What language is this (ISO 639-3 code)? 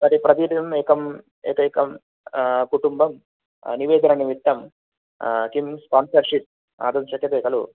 san